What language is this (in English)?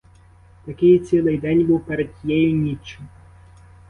Ukrainian